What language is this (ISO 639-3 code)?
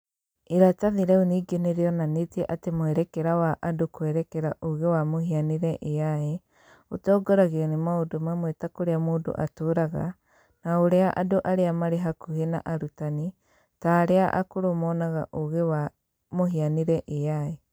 kik